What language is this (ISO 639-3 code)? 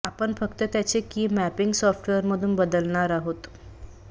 mar